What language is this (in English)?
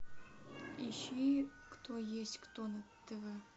Russian